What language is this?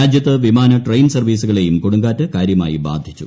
Malayalam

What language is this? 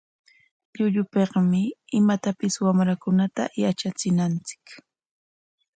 Corongo Ancash Quechua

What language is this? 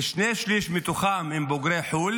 Hebrew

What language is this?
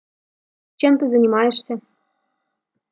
Russian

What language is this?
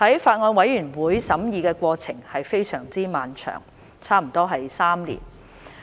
Cantonese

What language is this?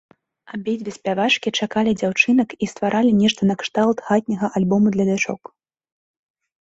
Belarusian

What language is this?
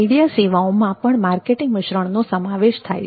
Gujarati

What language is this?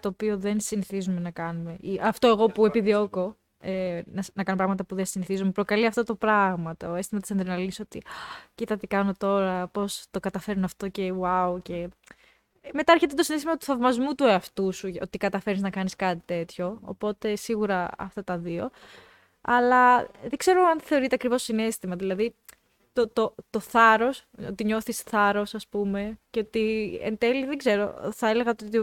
Greek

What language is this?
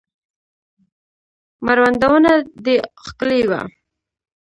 Pashto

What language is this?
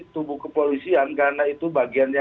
Indonesian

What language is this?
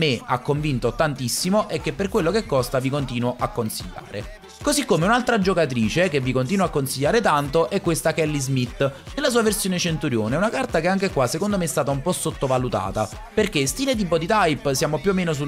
Italian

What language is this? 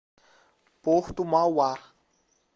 Portuguese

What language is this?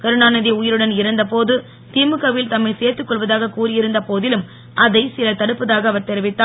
Tamil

